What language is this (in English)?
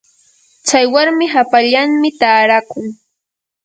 Yanahuanca Pasco Quechua